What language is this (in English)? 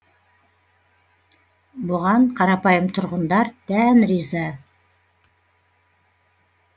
Kazakh